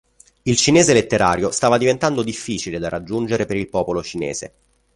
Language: Italian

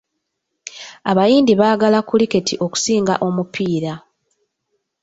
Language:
Ganda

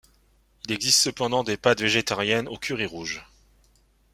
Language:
French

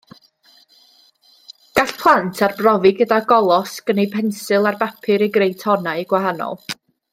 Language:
Welsh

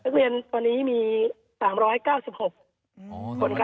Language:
Thai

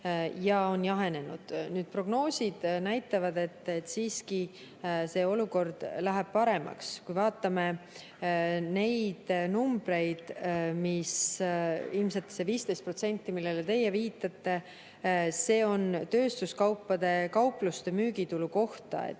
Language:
Estonian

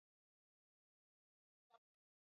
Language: Swahili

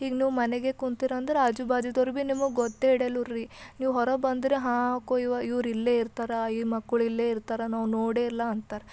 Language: Kannada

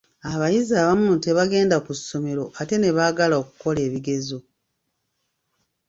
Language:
Ganda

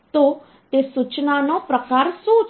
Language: Gujarati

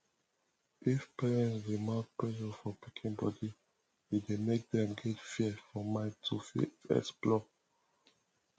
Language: Nigerian Pidgin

